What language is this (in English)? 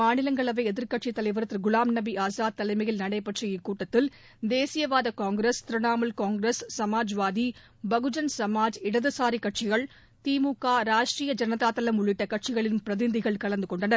Tamil